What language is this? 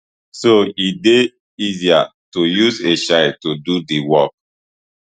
Nigerian Pidgin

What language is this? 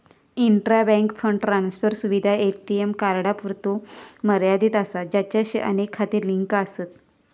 Marathi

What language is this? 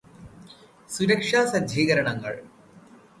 Malayalam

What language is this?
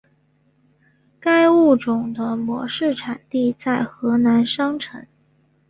Chinese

